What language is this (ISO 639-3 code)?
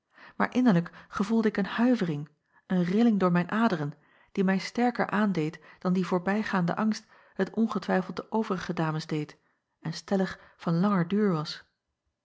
nld